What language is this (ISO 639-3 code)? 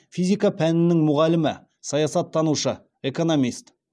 kaz